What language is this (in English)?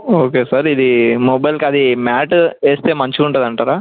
Telugu